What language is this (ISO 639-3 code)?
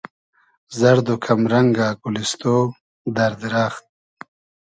haz